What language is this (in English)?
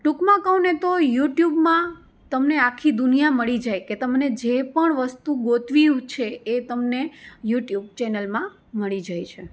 Gujarati